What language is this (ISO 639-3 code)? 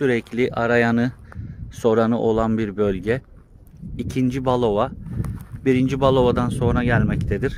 tur